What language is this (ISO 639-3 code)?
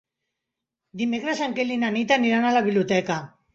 cat